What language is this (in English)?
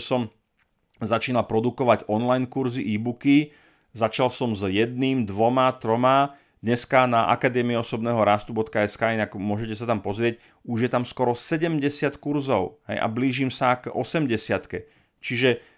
Slovak